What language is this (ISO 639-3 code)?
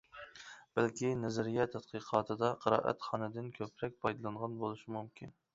uig